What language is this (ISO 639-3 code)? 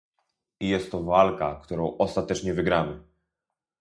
pol